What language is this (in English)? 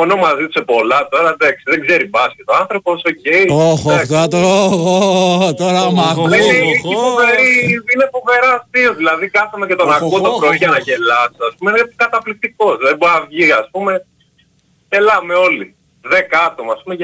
Greek